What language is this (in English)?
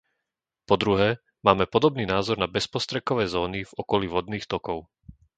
Slovak